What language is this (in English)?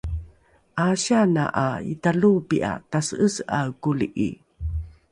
Rukai